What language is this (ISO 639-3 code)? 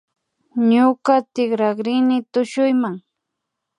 qvi